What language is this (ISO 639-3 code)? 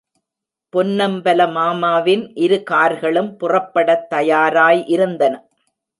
tam